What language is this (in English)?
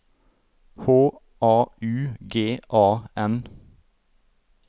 Norwegian